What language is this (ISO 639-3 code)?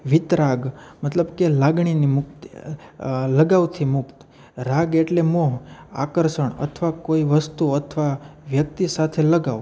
guj